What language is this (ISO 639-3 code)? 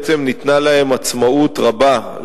heb